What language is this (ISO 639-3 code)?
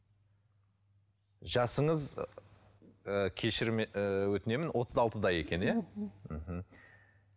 kaz